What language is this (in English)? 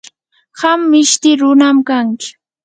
Yanahuanca Pasco Quechua